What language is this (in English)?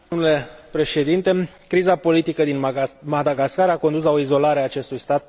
Romanian